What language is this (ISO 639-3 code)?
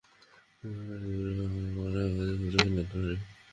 ben